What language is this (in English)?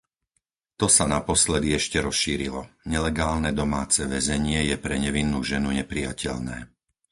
Slovak